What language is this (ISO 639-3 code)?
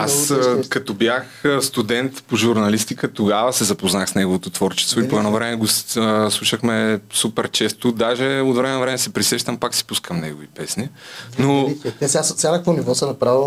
bul